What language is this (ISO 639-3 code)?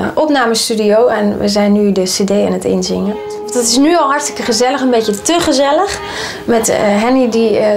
nld